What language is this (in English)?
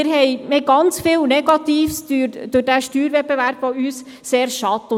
Swiss German